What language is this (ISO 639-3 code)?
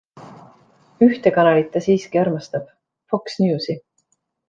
est